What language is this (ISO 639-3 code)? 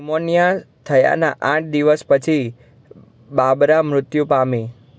guj